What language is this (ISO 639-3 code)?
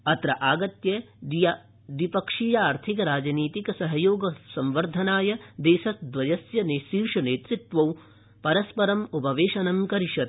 san